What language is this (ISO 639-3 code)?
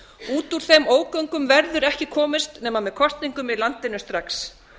isl